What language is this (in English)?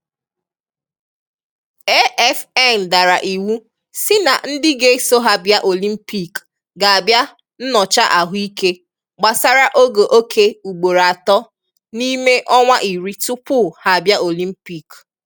Igbo